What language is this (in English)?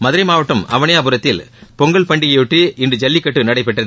Tamil